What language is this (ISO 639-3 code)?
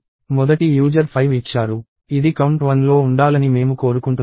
tel